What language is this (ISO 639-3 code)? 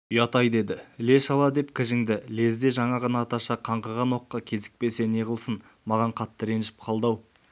kaz